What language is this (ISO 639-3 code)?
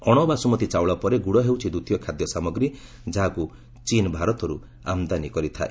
ori